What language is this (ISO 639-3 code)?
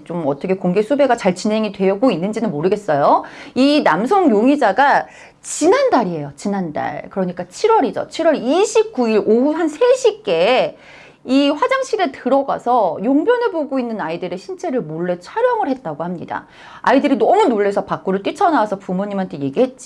kor